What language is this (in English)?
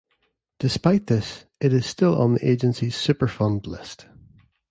English